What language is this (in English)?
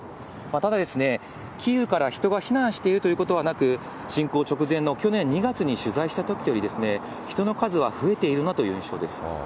Japanese